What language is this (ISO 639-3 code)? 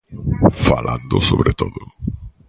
glg